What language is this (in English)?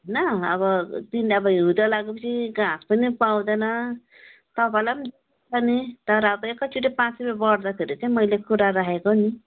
Nepali